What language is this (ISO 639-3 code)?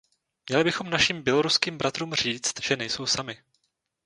ces